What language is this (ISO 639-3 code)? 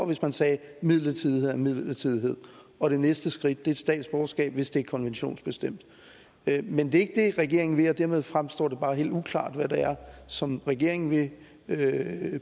dan